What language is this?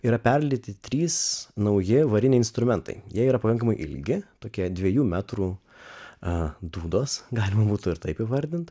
Lithuanian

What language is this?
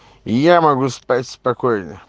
Russian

